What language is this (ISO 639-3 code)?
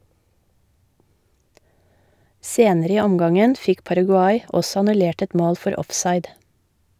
nor